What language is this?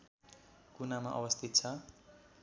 Nepali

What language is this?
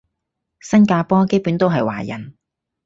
Cantonese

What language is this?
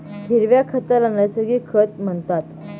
Marathi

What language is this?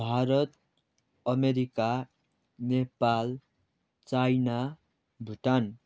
Nepali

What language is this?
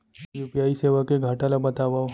Chhattisgarhi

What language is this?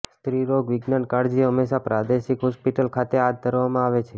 Gujarati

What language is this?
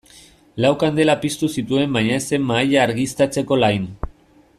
Basque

